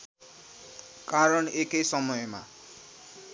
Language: Nepali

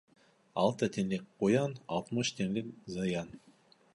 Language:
Bashkir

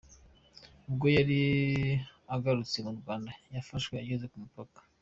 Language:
Kinyarwanda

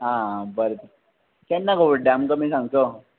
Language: Konkani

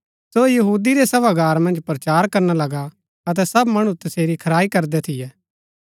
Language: Gaddi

